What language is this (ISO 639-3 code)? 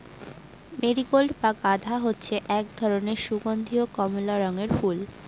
ben